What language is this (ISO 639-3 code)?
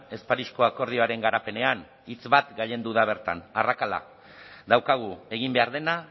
eus